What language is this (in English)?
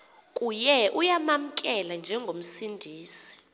Xhosa